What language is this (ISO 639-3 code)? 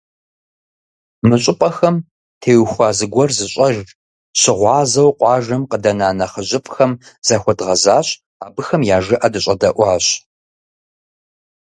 kbd